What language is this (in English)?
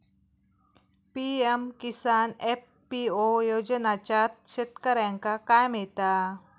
Marathi